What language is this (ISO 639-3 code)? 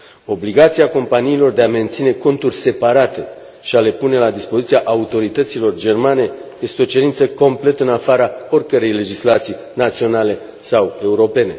ron